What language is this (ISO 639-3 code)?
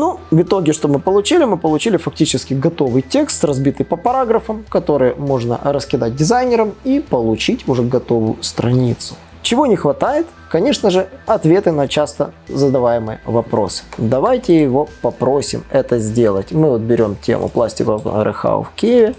rus